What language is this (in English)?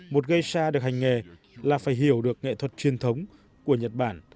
Vietnamese